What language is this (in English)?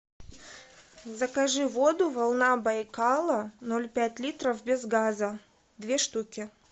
Russian